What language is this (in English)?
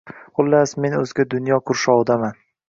Uzbek